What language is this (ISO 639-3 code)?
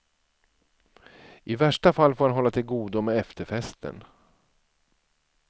swe